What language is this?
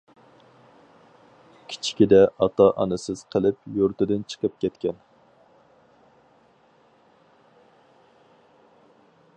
Uyghur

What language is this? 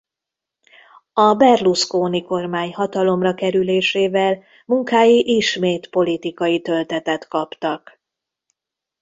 Hungarian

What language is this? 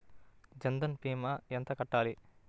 Telugu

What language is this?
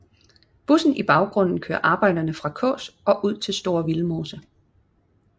Danish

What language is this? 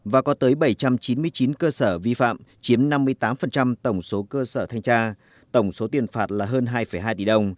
Vietnamese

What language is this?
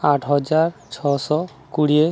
Odia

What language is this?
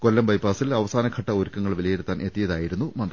Malayalam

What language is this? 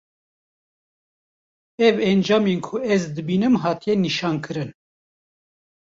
Kurdish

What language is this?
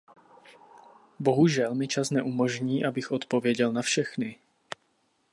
Czech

